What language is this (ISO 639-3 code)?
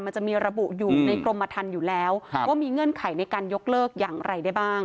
tha